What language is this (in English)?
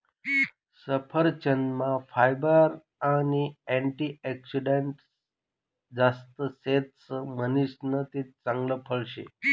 Marathi